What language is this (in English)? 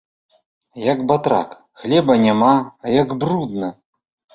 Belarusian